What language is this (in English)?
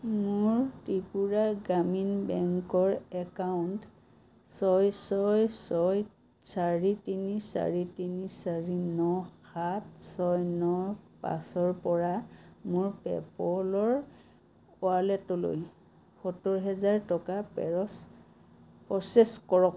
Assamese